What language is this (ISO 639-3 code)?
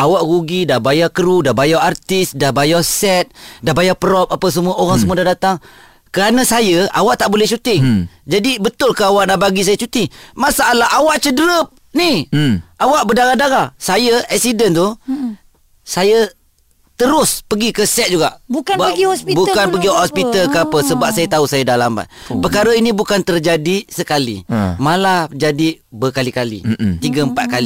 msa